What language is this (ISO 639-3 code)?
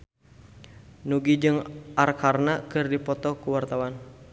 sun